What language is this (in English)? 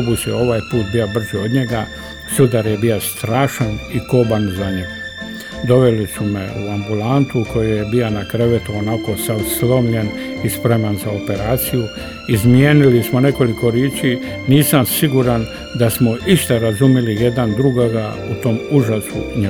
Croatian